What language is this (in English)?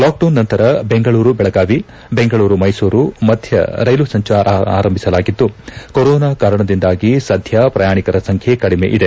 Kannada